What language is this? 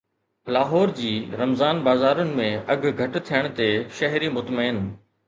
Sindhi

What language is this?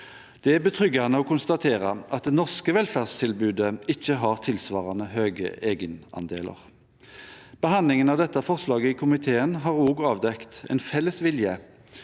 Norwegian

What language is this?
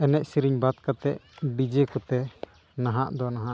Santali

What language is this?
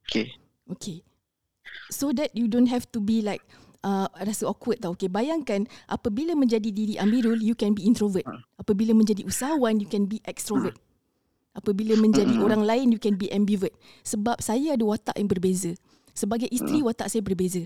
Malay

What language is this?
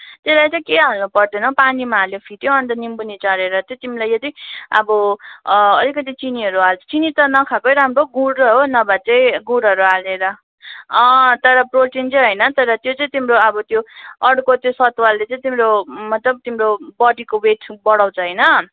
Nepali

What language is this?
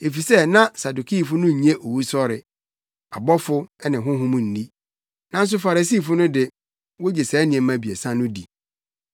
Akan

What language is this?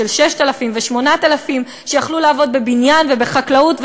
Hebrew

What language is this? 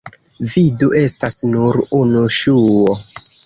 Esperanto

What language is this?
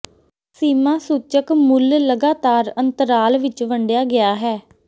Punjabi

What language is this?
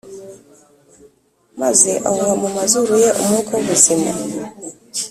Kinyarwanda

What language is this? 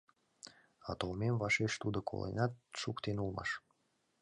Mari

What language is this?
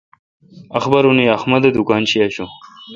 Kalkoti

